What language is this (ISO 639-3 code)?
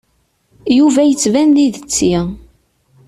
kab